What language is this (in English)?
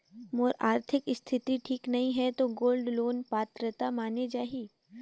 Chhattisgarhi